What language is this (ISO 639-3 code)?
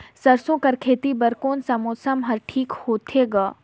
hne